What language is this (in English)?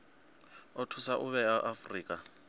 Venda